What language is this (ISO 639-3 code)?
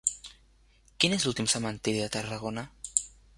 cat